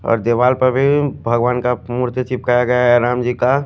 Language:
Hindi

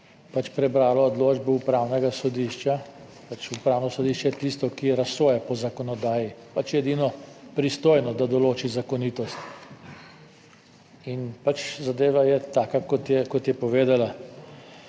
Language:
Slovenian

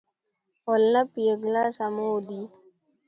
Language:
Luo (Kenya and Tanzania)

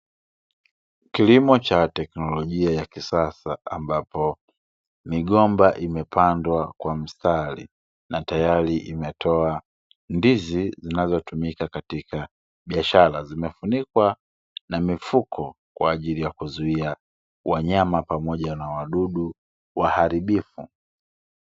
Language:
Swahili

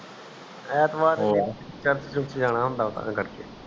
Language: Punjabi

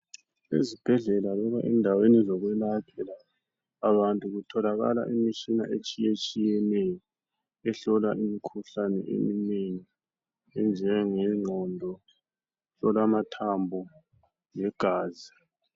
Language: North Ndebele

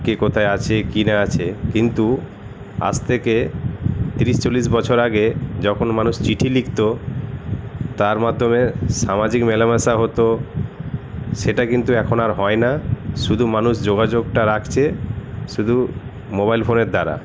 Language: Bangla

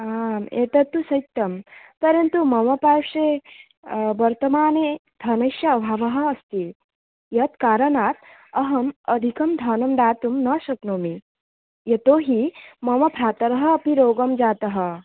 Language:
Sanskrit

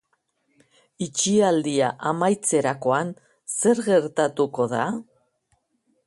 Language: Basque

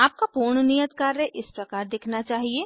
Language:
Hindi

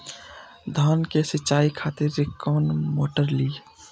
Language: Maithili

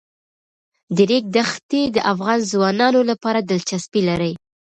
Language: Pashto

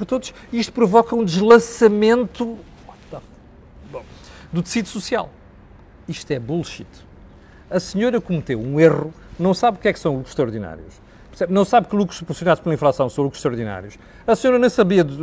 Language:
Portuguese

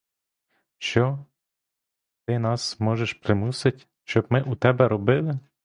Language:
Ukrainian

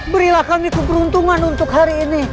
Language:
Indonesian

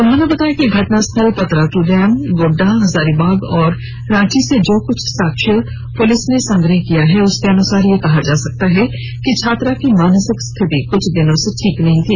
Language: Hindi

